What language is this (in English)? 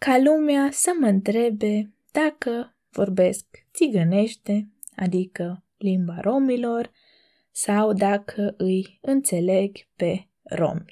Romanian